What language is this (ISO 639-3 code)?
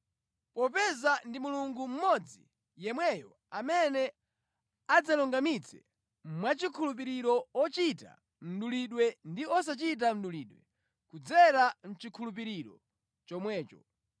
nya